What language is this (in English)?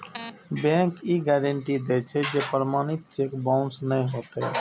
Maithili